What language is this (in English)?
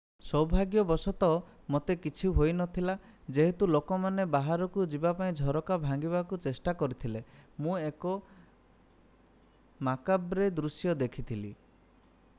Odia